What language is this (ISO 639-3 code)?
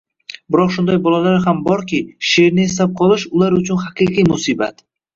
uzb